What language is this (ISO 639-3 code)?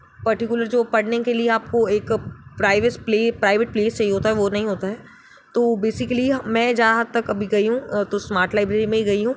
hin